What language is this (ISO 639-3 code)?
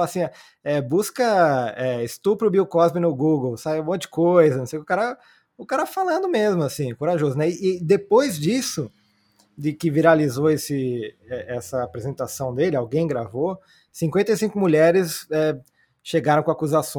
por